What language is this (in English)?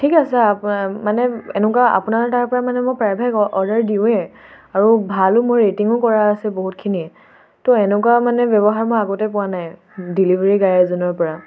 Assamese